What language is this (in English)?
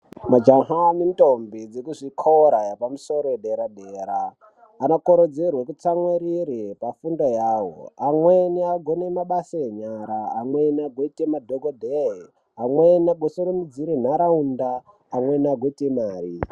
Ndau